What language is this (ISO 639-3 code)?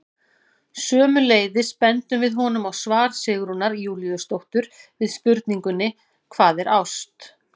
isl